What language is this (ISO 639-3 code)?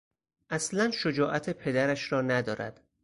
fas